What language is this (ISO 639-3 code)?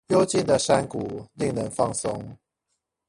zho